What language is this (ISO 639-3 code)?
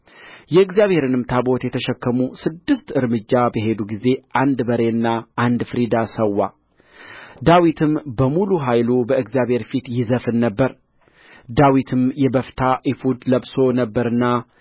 amh